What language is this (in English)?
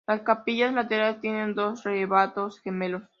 Spanish